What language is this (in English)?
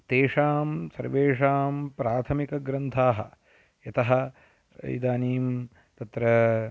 Sanskrit